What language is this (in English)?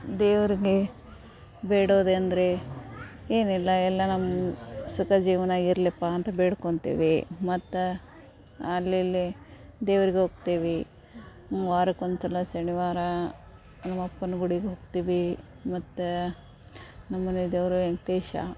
Kannada